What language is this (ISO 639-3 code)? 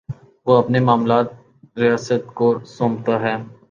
urd